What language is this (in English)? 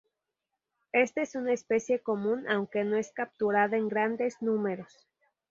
Spanish